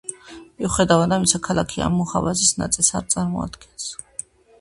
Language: Georgian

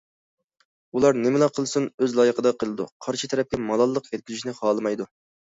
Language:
Uyghur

